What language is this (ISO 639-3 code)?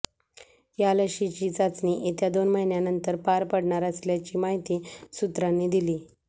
mar